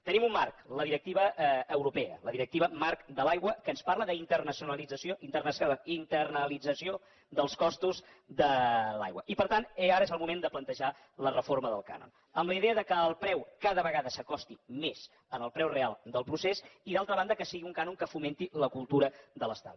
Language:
Catalan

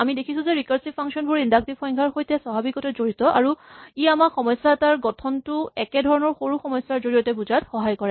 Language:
Assamese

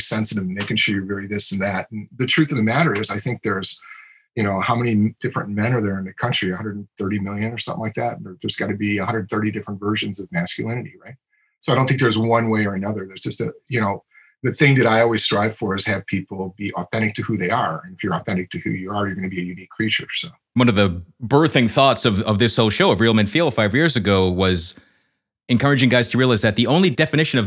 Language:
English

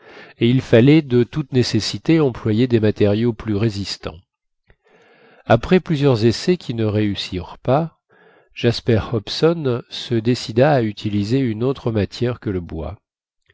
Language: French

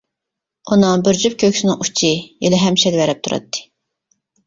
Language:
Uyghur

